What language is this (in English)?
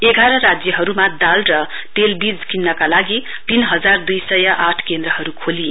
Nepali